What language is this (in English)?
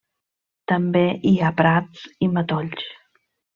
Catalan